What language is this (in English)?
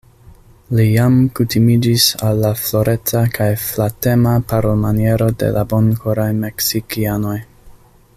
Esperanto